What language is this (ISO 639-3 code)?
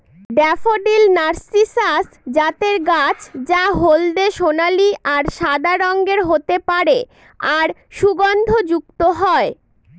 ben